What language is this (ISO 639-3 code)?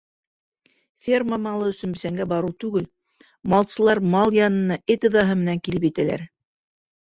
bak